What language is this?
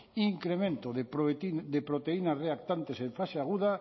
Spanish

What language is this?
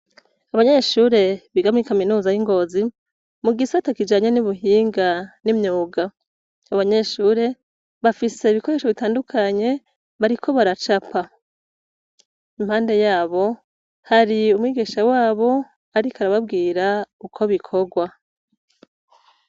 Rundi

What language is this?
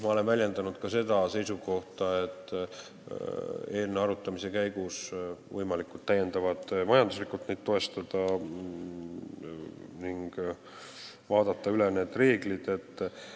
Estonian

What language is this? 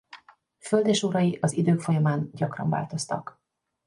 Hungarian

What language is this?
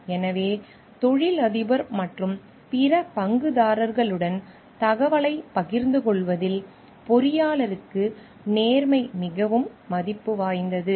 Tamil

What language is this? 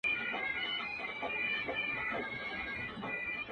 Pashto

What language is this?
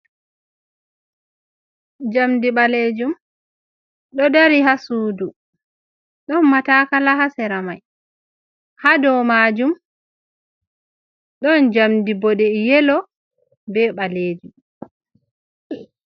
Fula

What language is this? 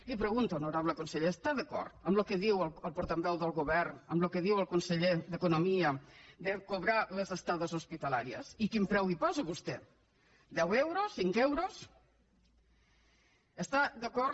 Catalan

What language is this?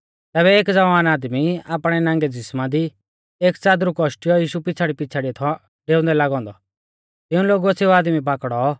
Mahasu Pahari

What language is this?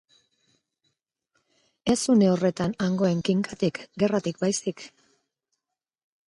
Basque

